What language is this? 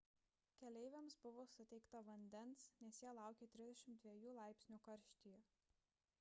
Lithuanian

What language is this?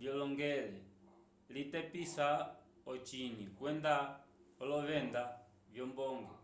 Umbundu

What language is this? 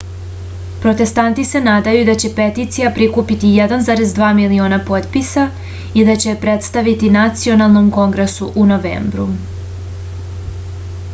Serbian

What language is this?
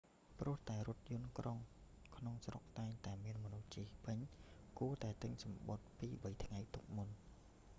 Khmer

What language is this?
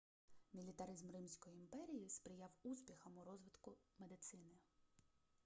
Ukrainian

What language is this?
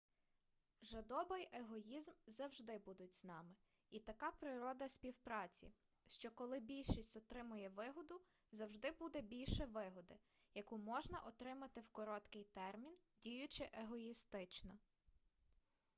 Ukrainian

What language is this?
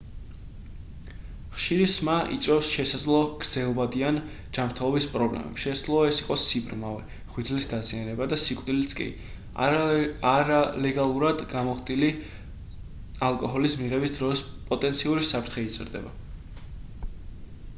Georgian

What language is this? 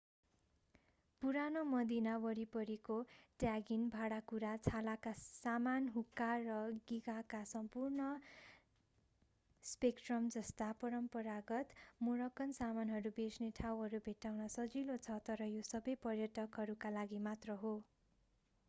Nepali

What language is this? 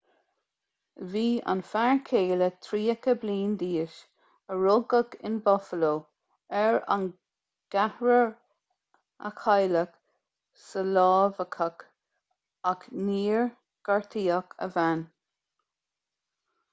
Irish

